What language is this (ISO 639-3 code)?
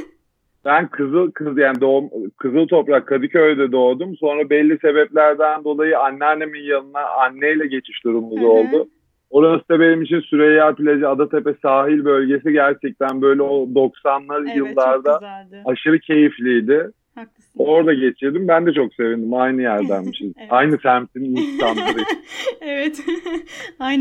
tur